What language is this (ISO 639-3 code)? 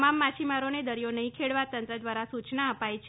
guj